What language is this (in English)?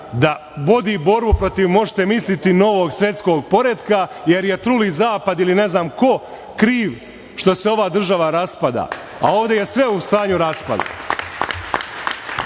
Serbian